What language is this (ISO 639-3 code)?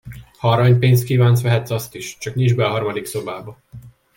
hun